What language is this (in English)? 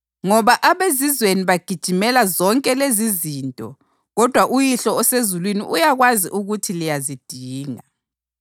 North Ndebele